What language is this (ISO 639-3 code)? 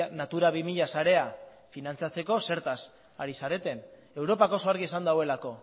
eus